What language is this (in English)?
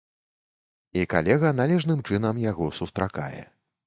Belarusian